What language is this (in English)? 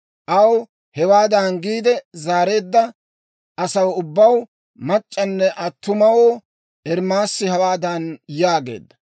Dawro